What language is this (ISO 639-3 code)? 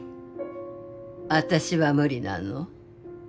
jpn